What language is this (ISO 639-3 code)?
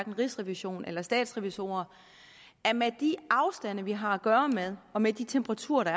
dan